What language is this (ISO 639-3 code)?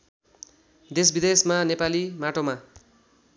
nep